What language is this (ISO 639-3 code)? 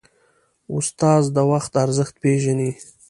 pus